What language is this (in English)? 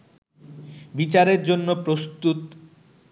Bangla